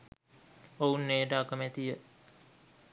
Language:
Sinhala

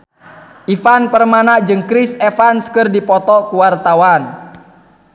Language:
Sundanese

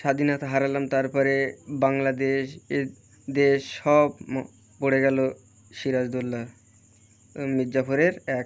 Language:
Bangla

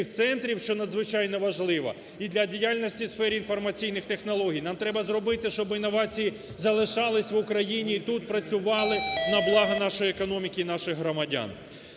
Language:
Ukrainian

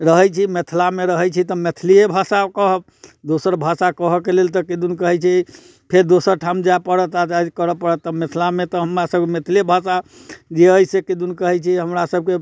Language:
Maithili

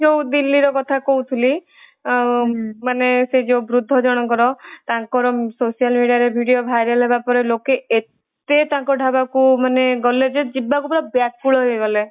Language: Odia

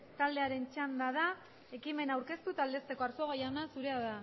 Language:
Basque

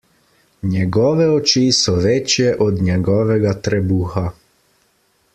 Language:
Slovenian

